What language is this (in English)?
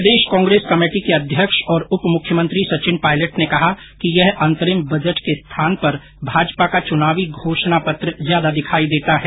Hindi